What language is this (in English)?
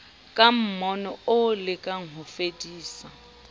Southern Sotho